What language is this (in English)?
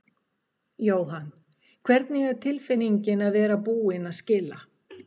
Icelandic